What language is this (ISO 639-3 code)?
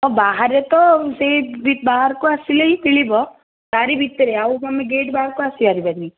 ori